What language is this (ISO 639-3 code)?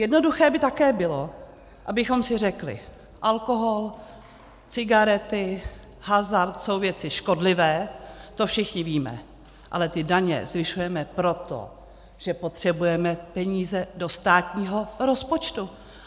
ces